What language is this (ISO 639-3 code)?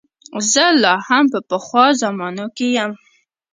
pus